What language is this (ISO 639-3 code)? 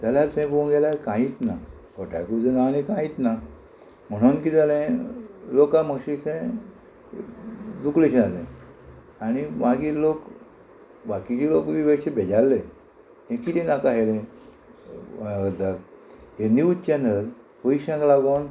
kok